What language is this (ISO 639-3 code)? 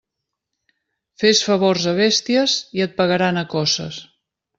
cat